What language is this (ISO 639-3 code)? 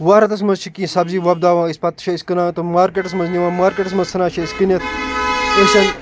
kas